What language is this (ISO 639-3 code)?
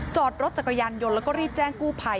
tha